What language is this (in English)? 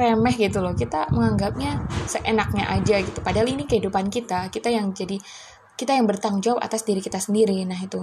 Indonesian